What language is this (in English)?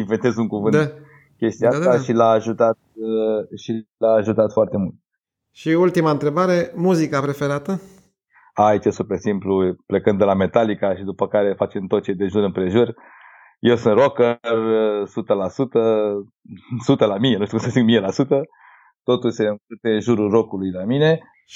Romanian